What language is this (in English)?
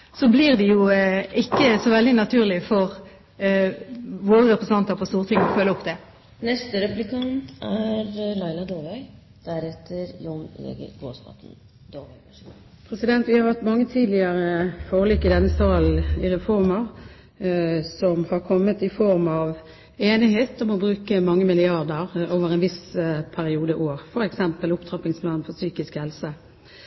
Norwegian Bokmål